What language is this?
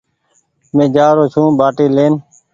Goaria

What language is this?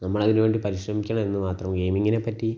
Malayalam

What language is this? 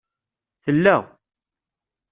Kabyle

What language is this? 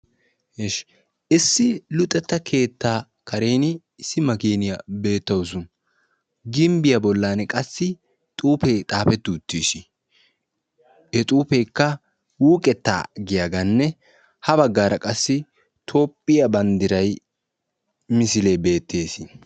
Wolaytta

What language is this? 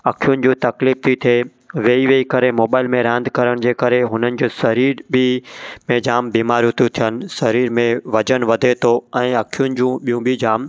Sindhi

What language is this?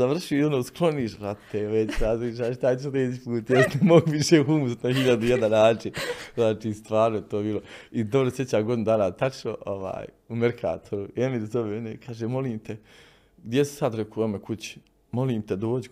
Croatian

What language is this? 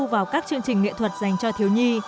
Vietnamese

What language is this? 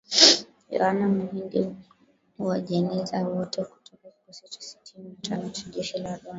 Swahili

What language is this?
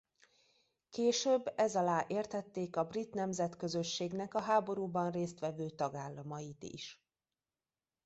Hungarian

